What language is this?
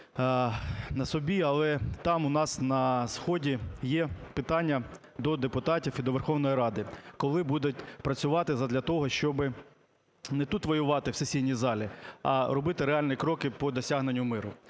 Ukrainian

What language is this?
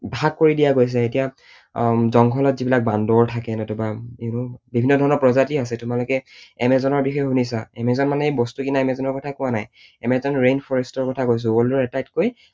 Assamese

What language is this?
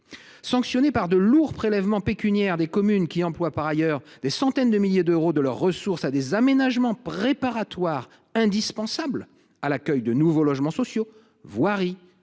French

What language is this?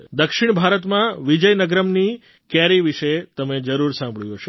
Gujarati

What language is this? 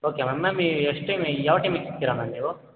Kannada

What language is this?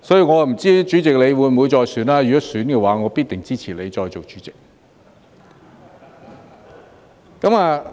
Cantonese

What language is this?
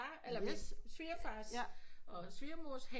Danish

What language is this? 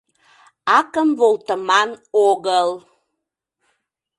Mari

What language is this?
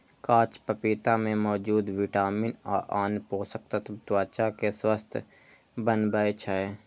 Maithili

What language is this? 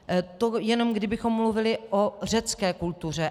Czech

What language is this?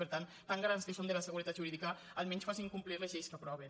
Catalan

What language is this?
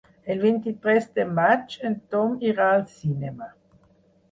Catalan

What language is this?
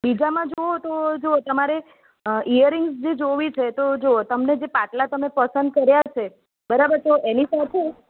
Gujarati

